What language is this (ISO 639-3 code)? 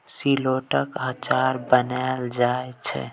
mai